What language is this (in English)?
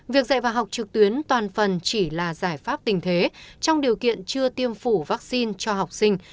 Vietnamese